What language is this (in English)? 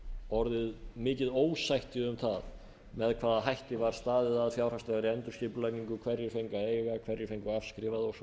Icelandic